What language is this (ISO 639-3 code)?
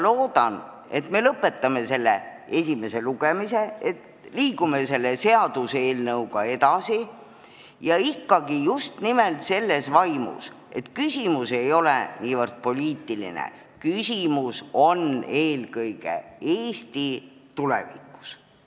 est